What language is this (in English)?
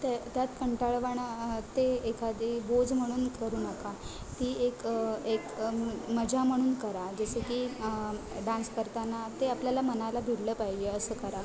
Marathi